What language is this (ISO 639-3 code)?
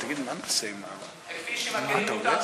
heb